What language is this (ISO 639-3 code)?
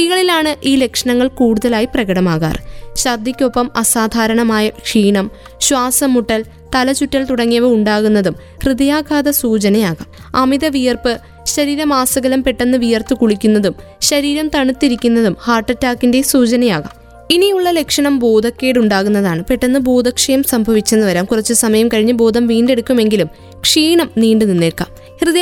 mal